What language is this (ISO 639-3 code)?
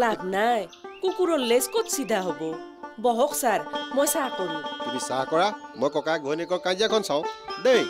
ben